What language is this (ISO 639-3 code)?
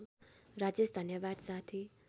nep